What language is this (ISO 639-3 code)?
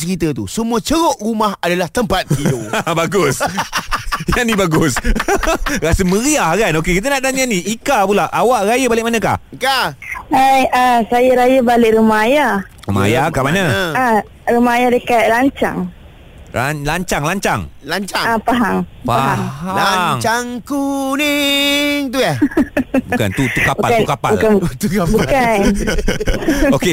msa